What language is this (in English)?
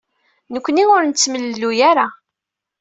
Kabyle